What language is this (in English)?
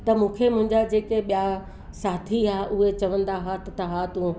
Sindhi